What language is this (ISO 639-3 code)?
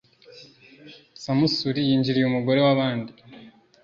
kin